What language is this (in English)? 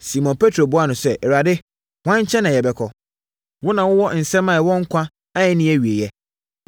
Akan